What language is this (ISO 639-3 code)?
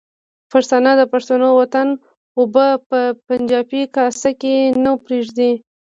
pus